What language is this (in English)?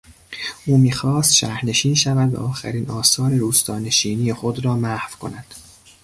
Persian